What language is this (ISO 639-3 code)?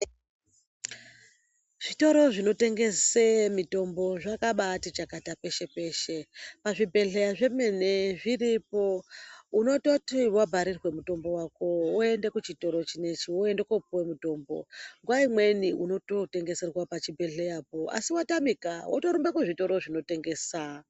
ndc